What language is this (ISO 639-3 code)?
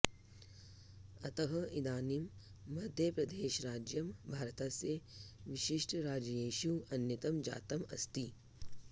san